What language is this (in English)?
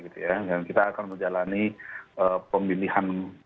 Indonesian